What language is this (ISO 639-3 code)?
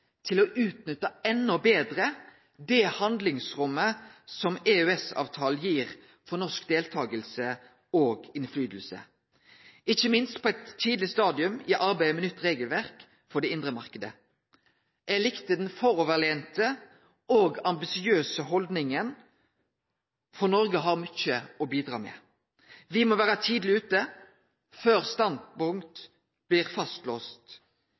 nno